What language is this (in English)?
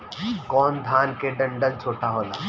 Bhojpuri